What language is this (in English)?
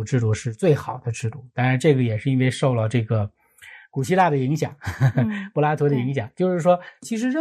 Chinese